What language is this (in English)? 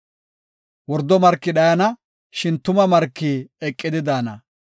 Gofa